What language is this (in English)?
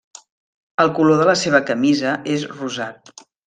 Catalan